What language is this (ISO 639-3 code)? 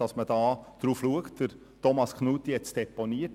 gsw